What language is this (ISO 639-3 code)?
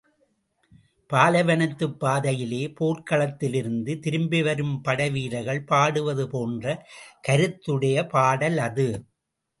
tam